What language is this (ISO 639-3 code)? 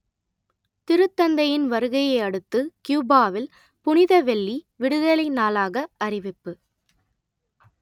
tam